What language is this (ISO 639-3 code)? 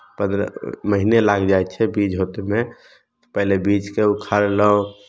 mai